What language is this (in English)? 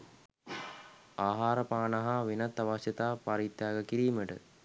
Sinhala